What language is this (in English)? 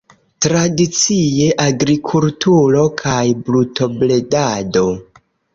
Esperanto